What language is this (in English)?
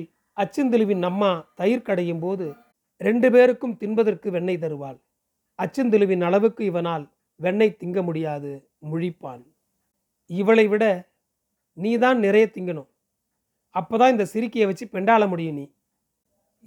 Tamil